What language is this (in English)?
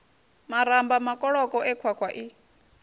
Venda